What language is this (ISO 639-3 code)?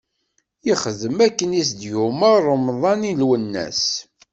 kab